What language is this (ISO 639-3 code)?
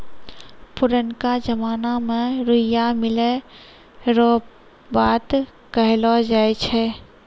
mai